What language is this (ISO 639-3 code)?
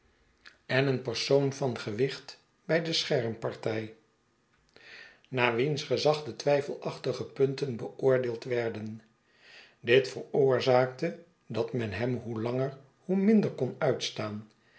nld